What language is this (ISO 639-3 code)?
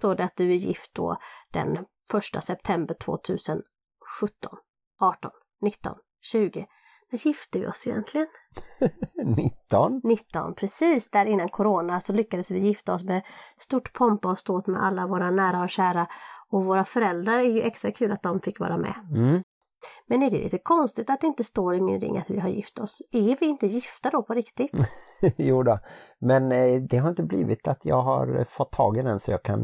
swe